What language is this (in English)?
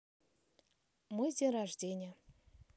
Russian